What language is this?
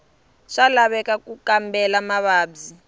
Tsonga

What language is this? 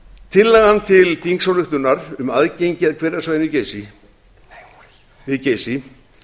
Icelandic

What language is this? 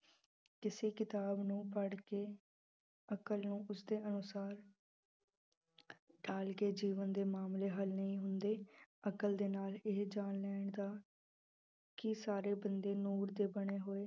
Punjabi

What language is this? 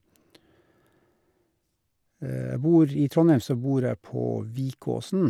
Norwegian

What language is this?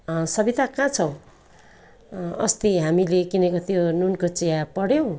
Nepali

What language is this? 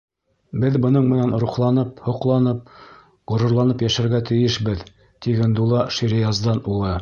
Bashkir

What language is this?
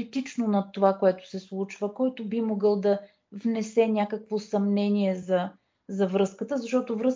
Bulgarian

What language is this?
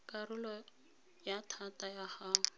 Tswana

